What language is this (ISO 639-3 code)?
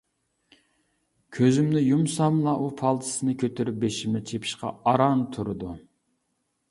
uig